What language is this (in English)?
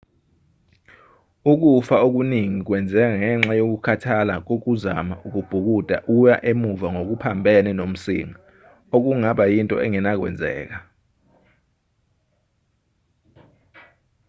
Zulu